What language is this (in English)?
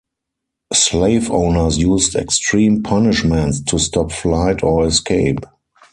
English